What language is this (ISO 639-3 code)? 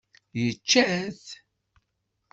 kab